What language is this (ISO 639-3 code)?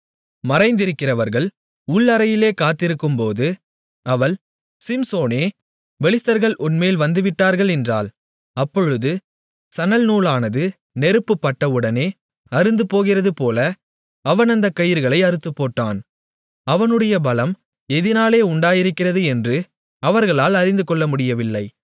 tam